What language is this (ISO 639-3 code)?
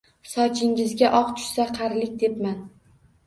uzb